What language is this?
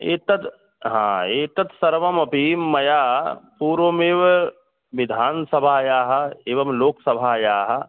Sanskrit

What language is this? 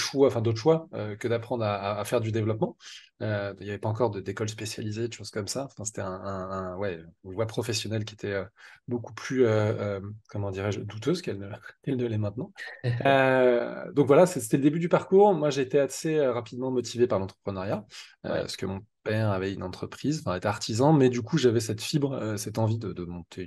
French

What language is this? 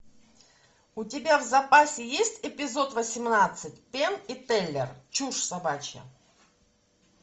Russian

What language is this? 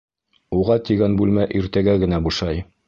Bashkir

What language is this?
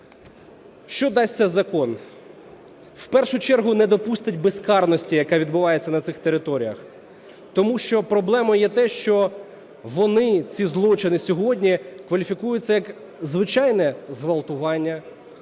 Ukrainian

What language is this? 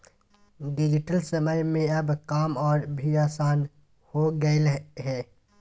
Magahi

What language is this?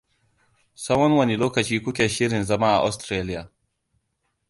Hausa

